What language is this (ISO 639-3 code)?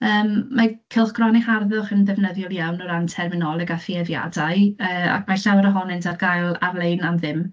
cym